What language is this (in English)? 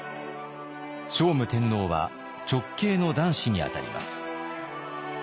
Japanese